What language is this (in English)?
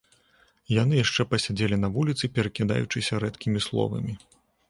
Belarusian